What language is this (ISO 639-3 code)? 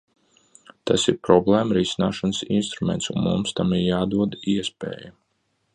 lav